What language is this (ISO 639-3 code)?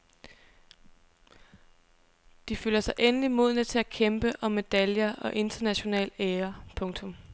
dan